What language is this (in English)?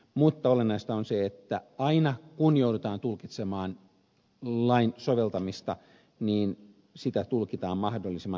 Finnish